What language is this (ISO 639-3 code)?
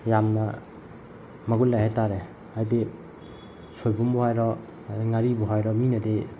mni